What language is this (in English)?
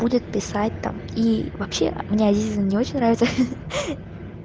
Russian